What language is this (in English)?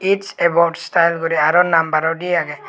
Chakma